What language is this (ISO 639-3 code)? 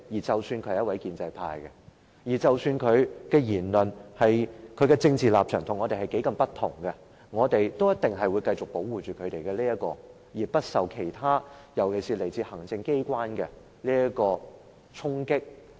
yue